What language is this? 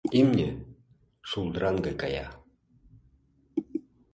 Mari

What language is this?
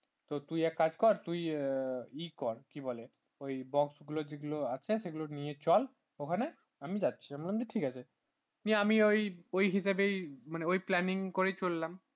Bangla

